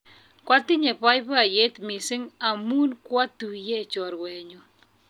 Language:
Kalenjin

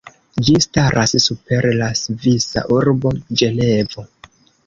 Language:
Esperanto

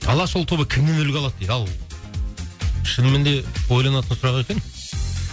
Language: Kazakh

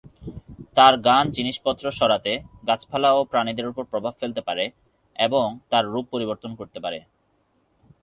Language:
Bangla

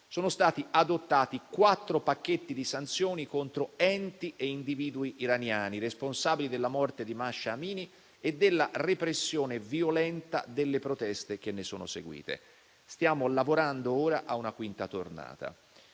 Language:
Italian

